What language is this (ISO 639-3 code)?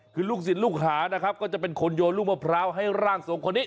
tha